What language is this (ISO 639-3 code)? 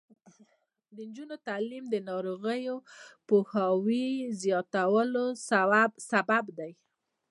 pus